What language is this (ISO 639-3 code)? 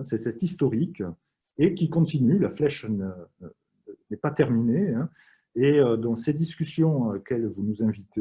fra